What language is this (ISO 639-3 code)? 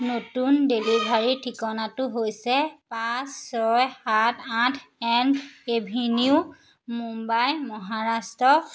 asm